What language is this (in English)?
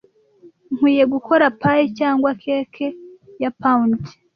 Kinyarwanda